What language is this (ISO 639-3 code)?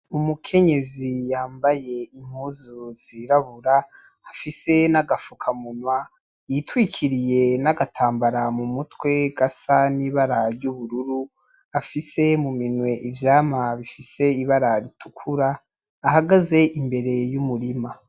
run